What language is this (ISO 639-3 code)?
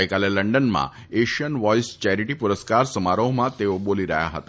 guj